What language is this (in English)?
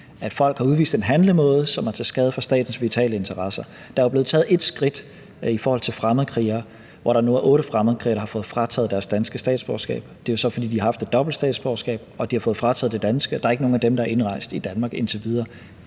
Danish